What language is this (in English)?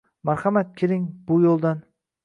Uzbek